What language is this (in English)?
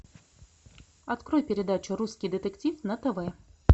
Russian